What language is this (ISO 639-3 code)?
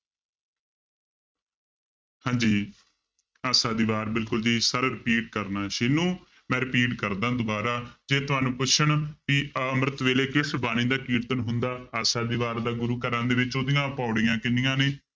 pan